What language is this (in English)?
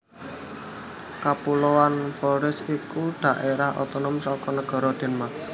Javanese